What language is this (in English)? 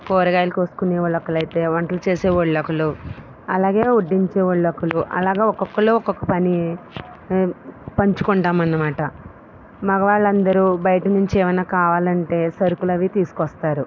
Telugu